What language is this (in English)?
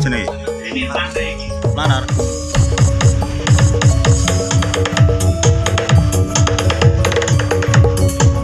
Indonesian